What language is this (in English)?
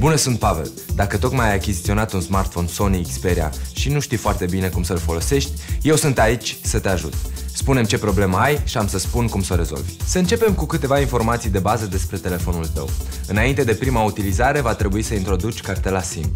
Romanian